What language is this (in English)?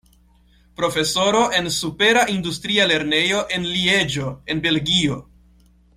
Esperanto